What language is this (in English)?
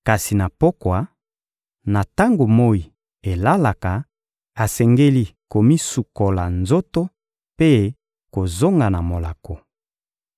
Lingala